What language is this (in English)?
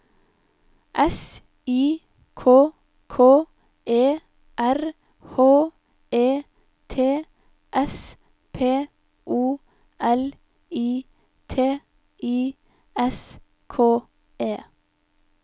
Norwegian